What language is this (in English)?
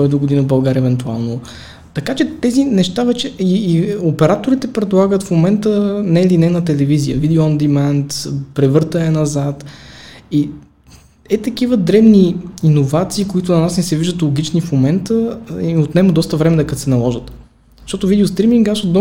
Bulgarian